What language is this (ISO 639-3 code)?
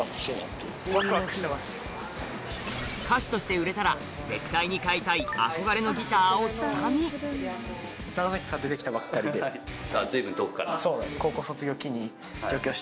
jpn